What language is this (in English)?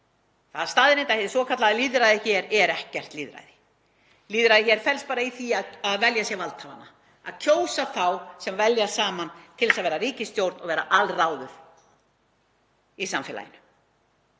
Icelandic